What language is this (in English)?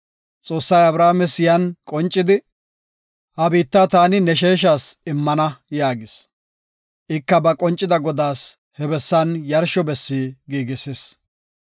Gofa